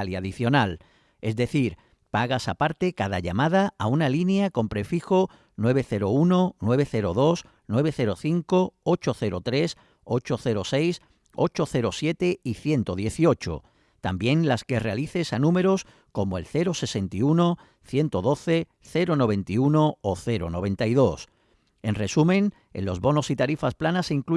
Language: Spanish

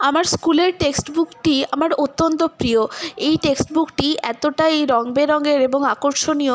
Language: Bangla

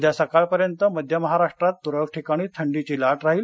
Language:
Marathi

